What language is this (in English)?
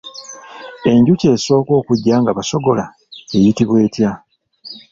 Ganda